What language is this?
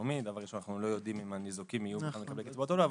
Hebrew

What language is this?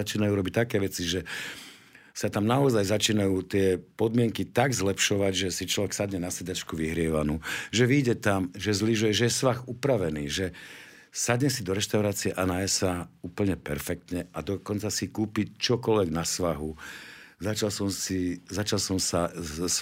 Slovak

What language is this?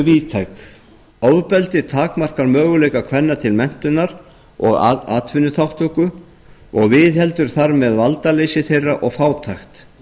Icelandic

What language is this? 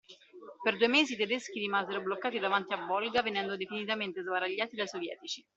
Italian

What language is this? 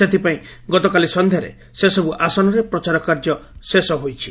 Odia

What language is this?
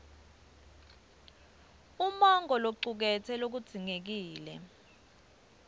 Swati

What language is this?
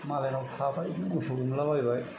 Bodo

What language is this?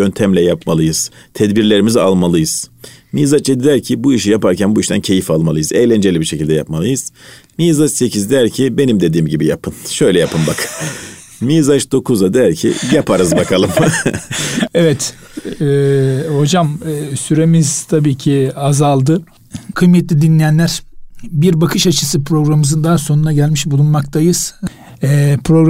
Turkish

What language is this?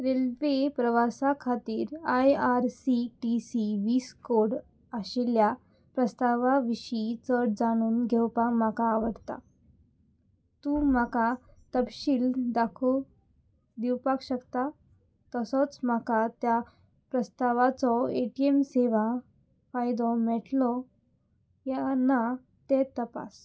Konkani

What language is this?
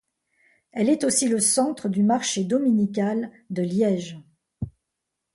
French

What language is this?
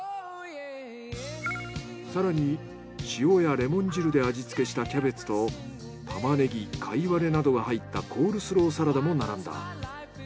Japanese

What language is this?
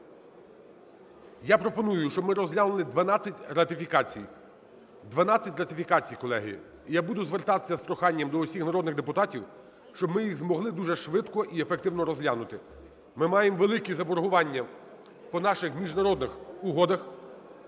Ukrainian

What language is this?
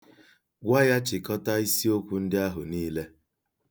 Igbo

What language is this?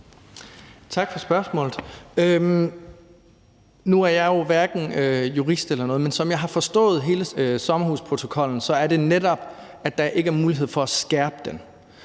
Danish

